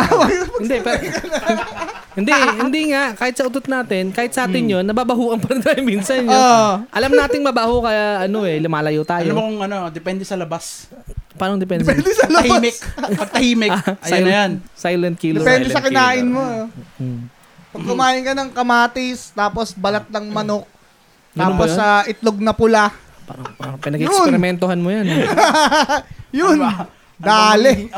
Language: Filipino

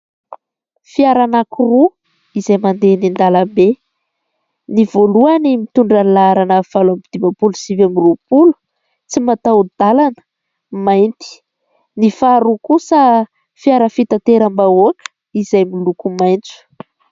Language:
Malagasy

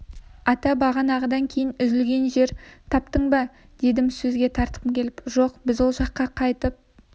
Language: Kazakh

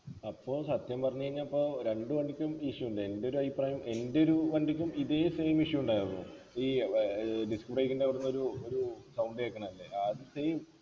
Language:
Malayalam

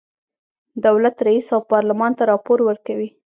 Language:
Pashto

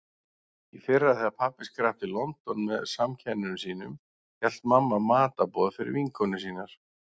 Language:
Icelandic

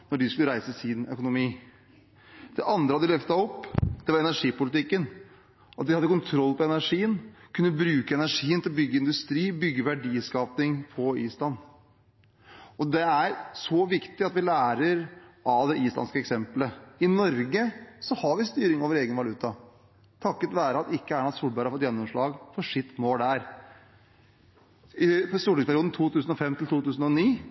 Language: Norwegian Bokmål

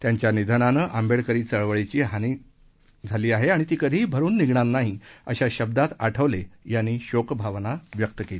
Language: Marathi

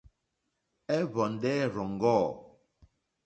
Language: Mokpwe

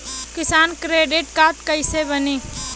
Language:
Bhojpuri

